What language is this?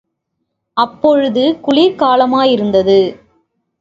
Tamil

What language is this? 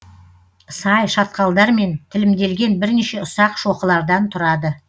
Kazakh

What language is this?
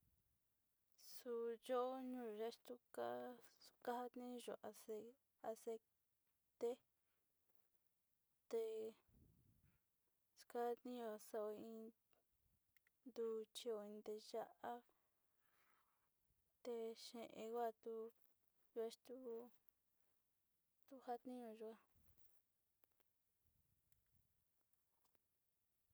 Sinicahua Mixtec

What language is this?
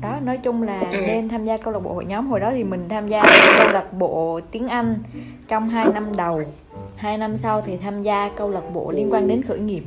Vietnamese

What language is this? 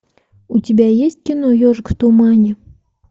Russian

